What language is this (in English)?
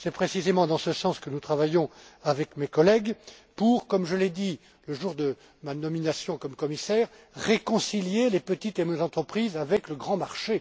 French